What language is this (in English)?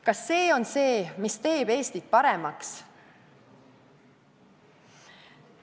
Estonian